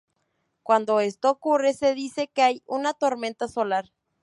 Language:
Spanish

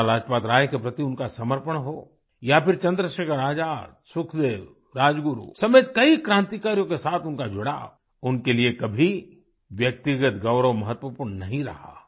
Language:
Hindi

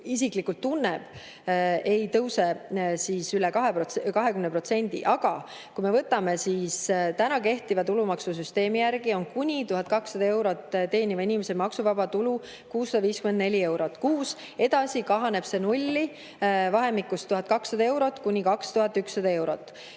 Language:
Estonian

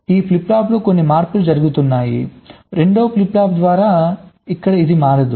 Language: Telugu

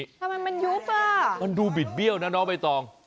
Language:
Thai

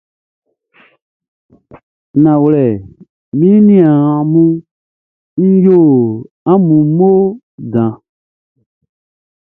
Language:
Baoulé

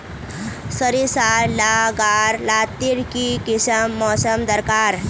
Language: Magahi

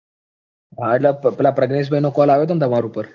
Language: Gujarati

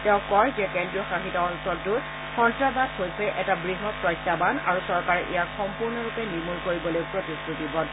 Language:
Assamese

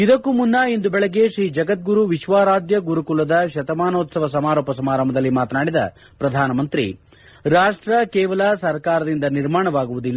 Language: Kannada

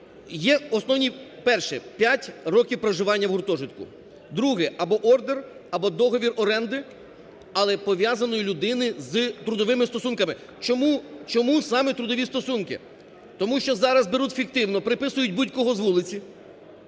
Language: Ukrainian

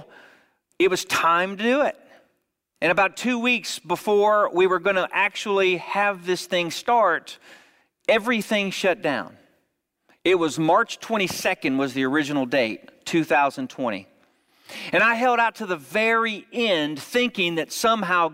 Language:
English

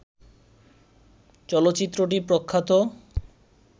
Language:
Bangla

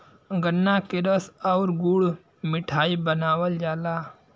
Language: Bhojpuri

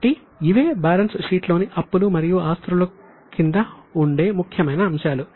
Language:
Telugu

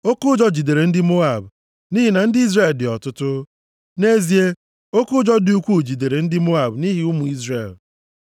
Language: Igbo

